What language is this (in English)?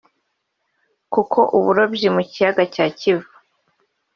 Kinyarwanda